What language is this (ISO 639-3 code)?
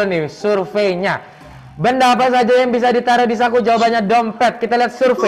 ind